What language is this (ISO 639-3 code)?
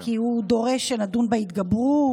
heb